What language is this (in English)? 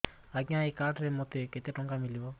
Odia